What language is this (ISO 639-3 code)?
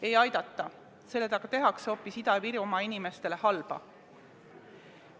est